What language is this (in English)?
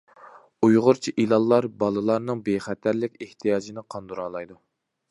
Uyghur